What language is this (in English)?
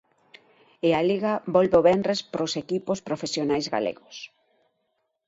Galician